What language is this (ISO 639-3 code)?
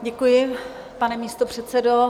ces